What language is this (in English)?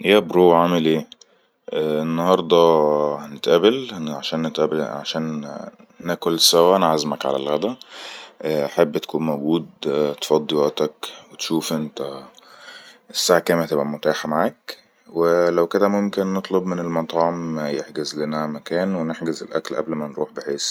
Egyptian Arabic